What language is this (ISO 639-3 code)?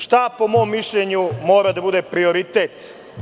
srp